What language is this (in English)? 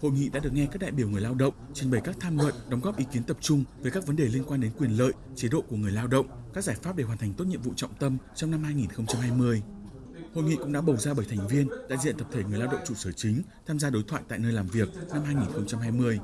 Vietnamese